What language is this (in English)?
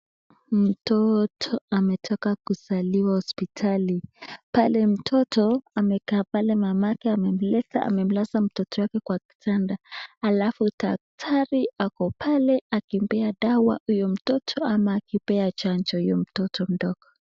Swahili